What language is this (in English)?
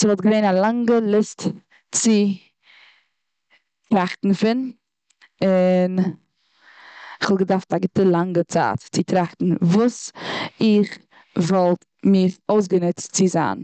Yiddish